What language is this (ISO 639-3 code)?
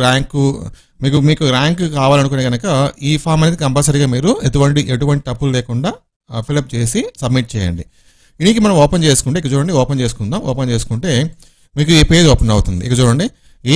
tel